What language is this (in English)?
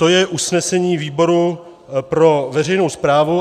Czech